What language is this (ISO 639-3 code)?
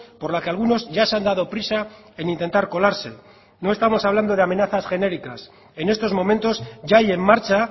spa